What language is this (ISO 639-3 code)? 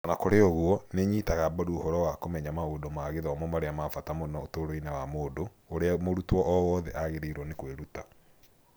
kik